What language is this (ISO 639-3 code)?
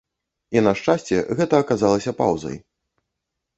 bel